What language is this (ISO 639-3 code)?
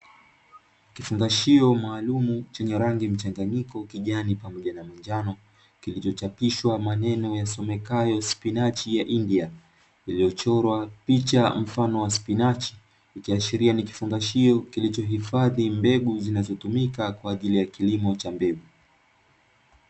swa